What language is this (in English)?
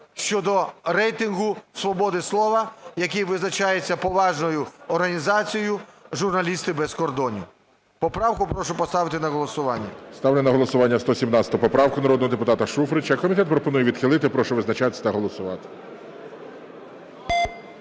Ukrainian